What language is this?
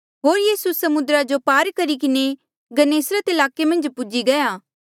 Mandeali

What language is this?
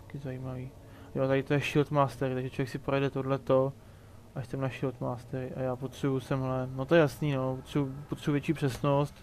Czech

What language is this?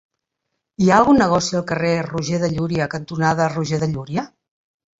Catalan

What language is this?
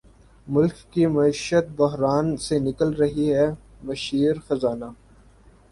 Urdu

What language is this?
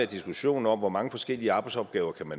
Danish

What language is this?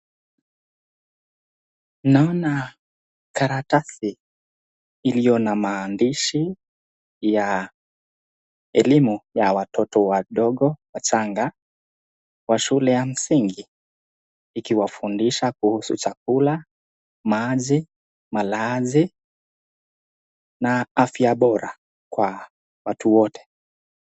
Swahili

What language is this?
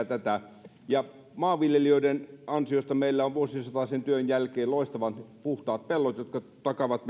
Finnish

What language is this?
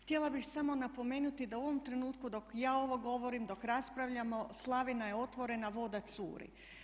Croatian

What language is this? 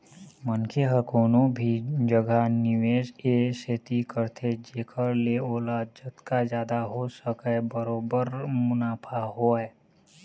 Chhattisgarhi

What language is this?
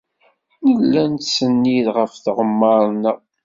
Kabyle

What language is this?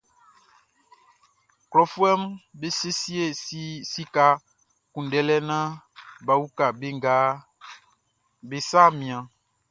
Baoulé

